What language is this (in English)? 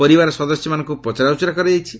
Odia